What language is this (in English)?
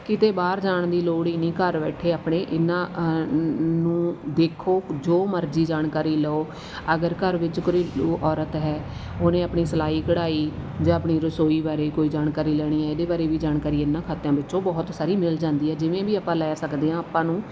Punjabi